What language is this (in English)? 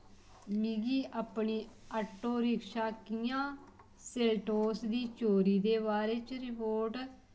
Dogri